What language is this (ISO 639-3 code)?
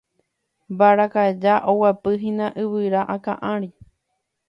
grn